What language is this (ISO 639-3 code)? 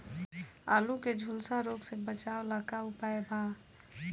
bho